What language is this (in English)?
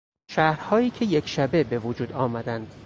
Persian